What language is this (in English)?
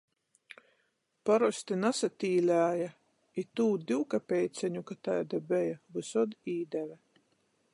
Latgalian